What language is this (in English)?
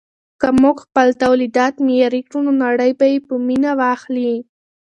Pashto